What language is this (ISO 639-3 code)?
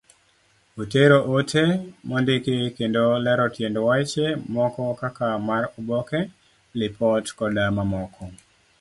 luo